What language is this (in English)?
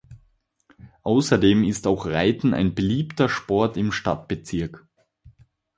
German